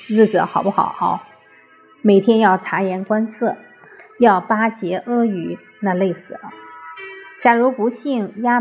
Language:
Chinese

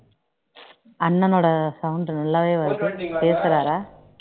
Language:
Tamil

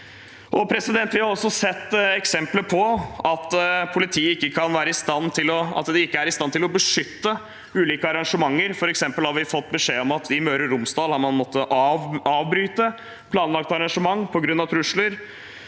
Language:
Norwegian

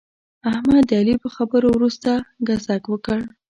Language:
Pashto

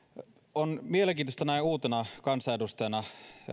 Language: Finnish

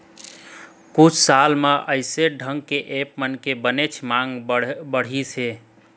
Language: Chhattisgarhi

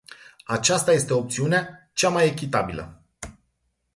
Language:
Romanian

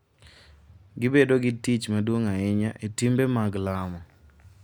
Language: Luo (Kenya and Tanzania)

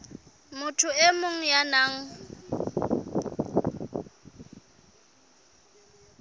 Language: Southern Sotho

